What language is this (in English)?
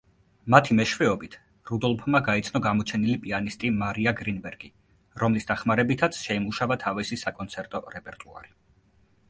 Georgian